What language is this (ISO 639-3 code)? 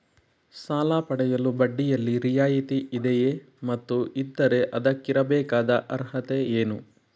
kan